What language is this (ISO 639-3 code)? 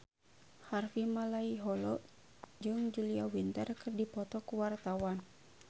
sun